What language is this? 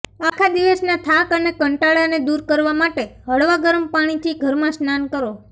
Gujarati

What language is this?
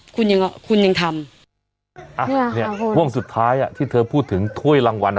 Thai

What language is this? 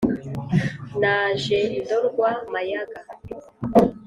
Kinyarwanda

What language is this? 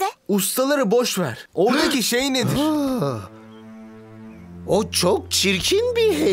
Turkish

